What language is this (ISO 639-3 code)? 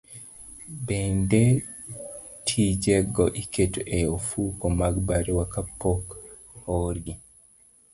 luo